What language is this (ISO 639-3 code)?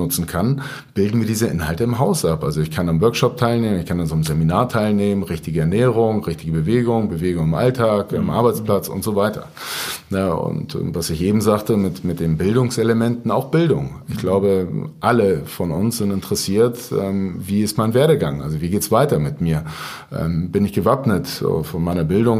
deu